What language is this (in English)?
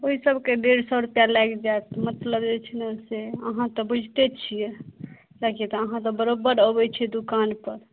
Maithili